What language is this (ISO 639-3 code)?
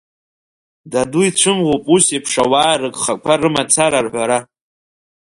abk